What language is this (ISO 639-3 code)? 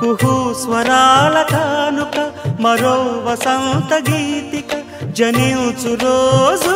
tel